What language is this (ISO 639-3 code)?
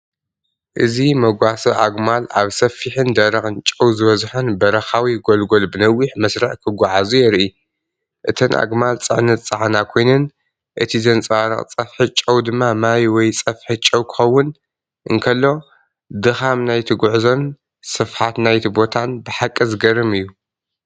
tir